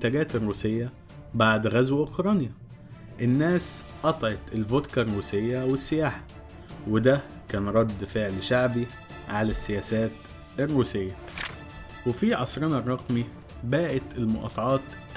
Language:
Arabic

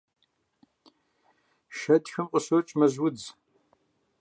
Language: Kabardian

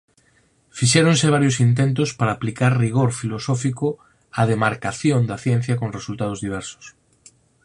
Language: Galician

